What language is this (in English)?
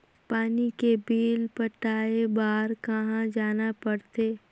Chhattisgarhi